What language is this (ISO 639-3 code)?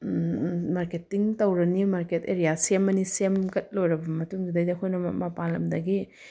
mni